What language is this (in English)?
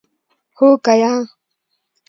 Pashto